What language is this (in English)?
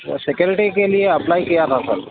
Urdu